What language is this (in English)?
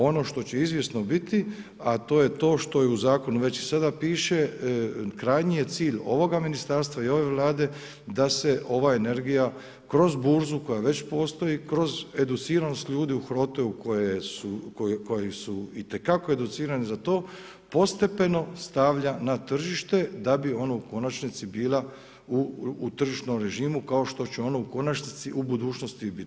Croatian